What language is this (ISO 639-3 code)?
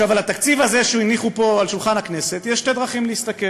heb